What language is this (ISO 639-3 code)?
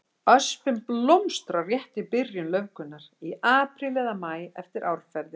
isl